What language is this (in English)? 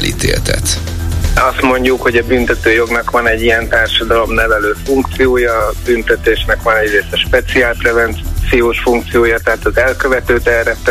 Hungarian